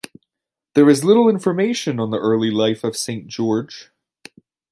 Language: English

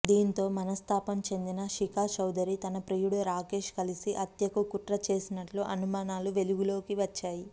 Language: Telugu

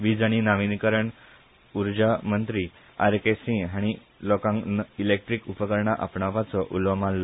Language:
Konkani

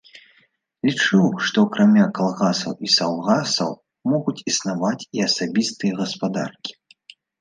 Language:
Belarusian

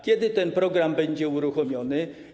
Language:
Polish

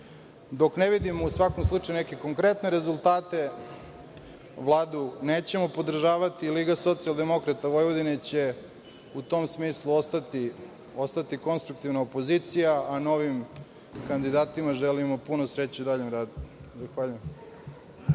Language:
Serbian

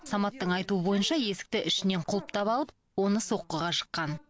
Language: Kazakh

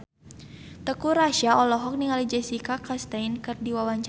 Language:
Sundanese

